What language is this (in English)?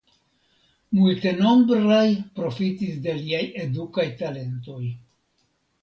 Esperanto